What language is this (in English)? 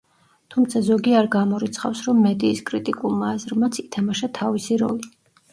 Georgian